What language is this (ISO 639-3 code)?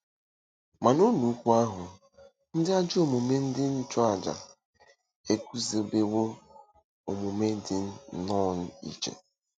ibo